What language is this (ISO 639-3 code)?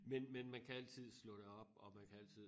dan